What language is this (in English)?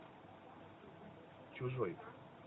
Russian